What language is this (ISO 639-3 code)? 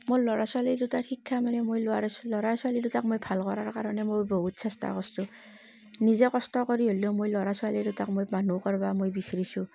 asm